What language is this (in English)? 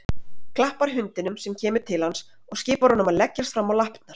Icelandic